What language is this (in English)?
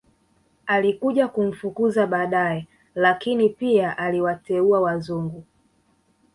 Swahili